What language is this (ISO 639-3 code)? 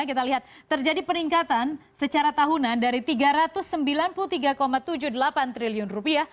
ind